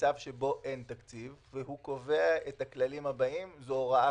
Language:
Hebrew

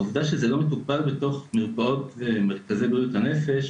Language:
Hebrew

